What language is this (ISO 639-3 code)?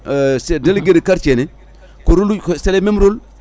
ful